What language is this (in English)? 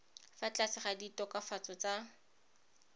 Tswana